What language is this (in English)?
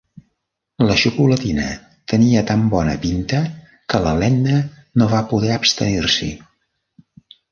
Catalan